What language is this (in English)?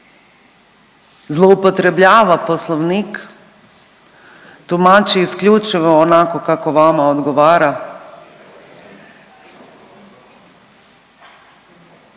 Croatian